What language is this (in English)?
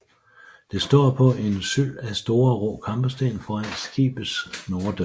Danish